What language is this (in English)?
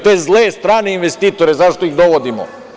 Serbian